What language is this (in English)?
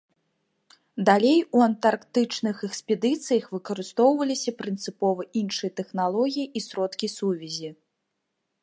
Belarusian